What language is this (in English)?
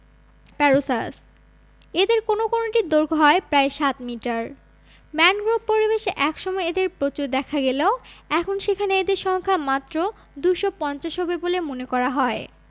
Bangla